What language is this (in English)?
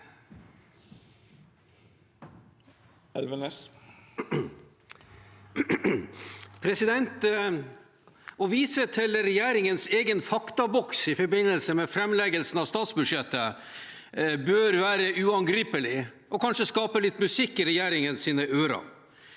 Norwegian